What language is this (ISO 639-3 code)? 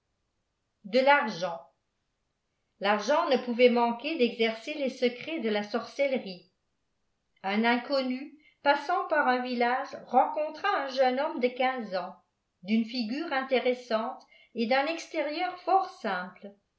fra